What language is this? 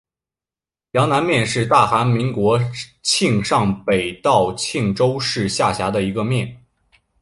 Chinese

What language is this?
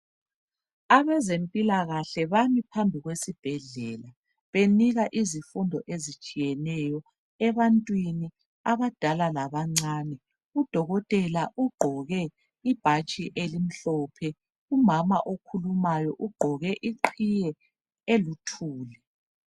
North Ndebele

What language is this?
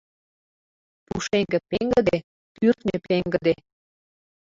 Mari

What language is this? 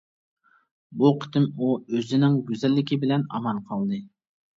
Uyghur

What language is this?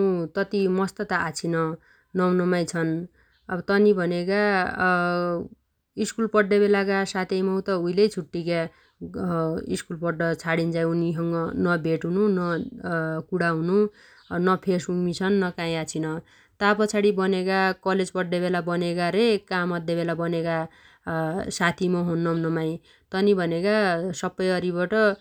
Dotyali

